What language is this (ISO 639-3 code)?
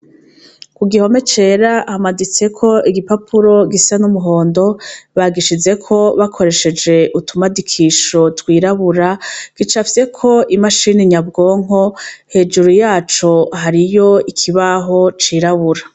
run